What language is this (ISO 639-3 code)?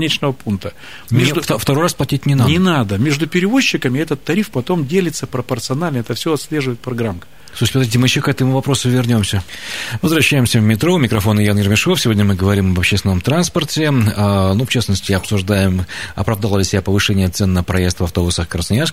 rus